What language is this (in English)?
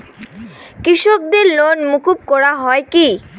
Bangla